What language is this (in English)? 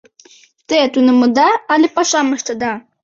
Mari